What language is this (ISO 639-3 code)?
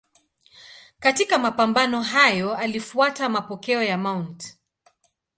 swa